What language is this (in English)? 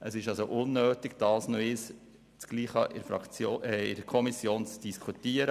Swiss German